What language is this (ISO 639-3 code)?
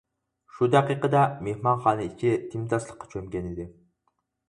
uig